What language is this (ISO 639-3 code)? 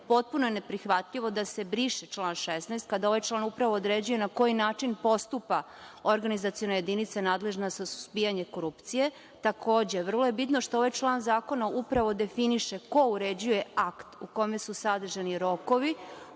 srp